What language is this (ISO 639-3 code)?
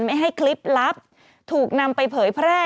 tha